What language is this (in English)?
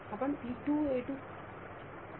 Marathi